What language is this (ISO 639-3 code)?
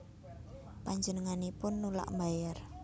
jav